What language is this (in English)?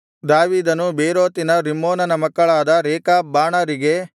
Kannada